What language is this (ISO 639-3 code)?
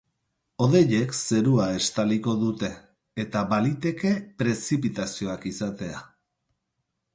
eus